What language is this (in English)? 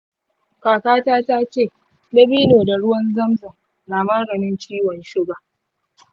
Hausa